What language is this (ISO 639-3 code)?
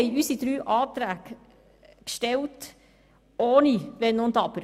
gsw